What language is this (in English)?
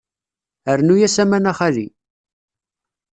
Kabyle